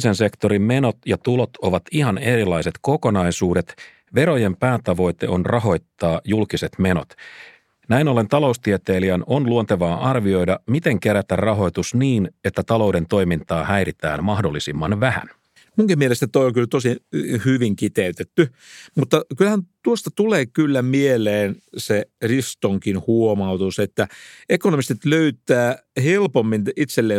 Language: Finnish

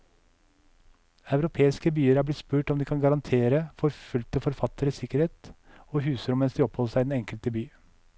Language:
Norwegian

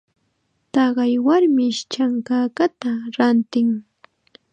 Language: Chiquián Ancash Quechua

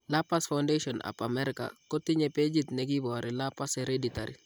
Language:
Kalenjin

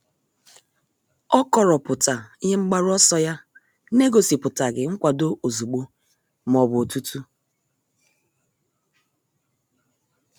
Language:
Igbo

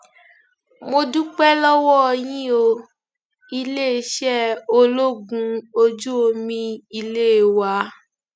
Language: Yoruba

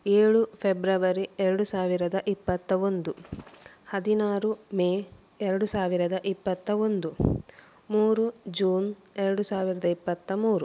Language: Kannada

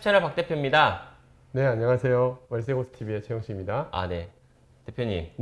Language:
Korean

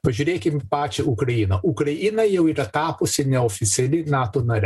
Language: Lithuanian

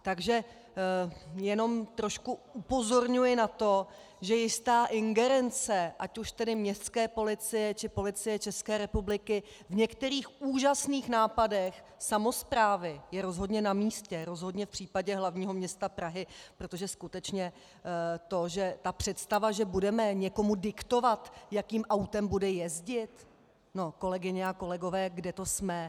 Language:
Czech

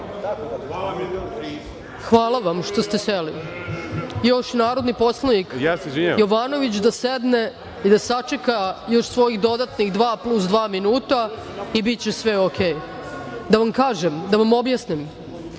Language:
Serbian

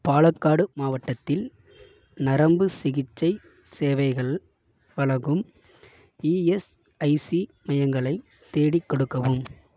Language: Tamil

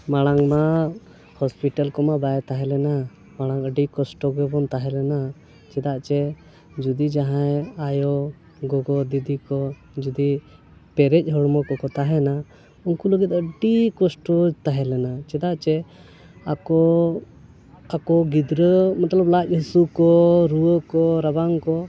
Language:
Santali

